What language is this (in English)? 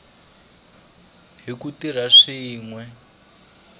Tsonga